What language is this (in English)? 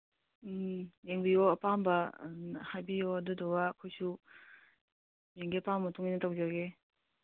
Manipuri